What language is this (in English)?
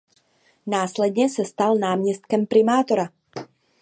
Czech